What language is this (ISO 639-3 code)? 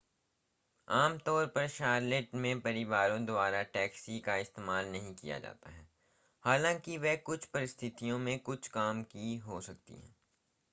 hin